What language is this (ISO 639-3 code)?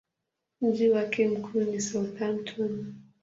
swa